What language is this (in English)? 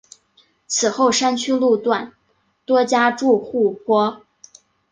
Chinese